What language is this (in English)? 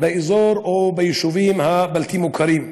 Hebrew